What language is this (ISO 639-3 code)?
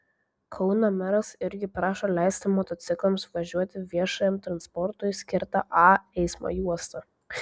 lit